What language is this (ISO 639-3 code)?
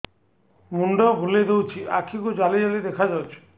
ori